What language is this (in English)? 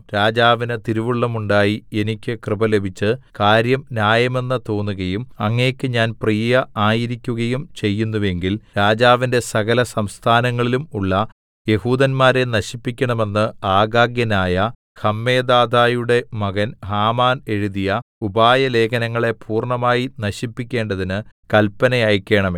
Malayalam